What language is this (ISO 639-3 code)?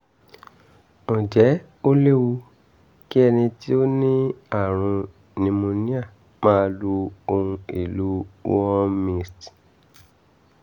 yor